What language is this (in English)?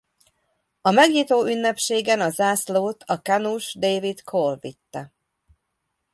Hungarian